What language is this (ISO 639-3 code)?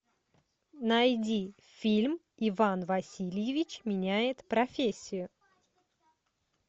rus